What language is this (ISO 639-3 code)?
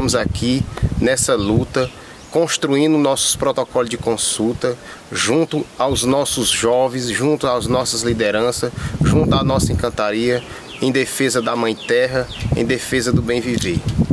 por